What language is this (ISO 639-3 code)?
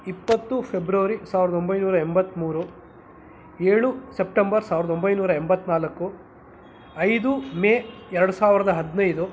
kan